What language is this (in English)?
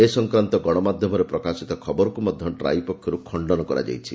Odia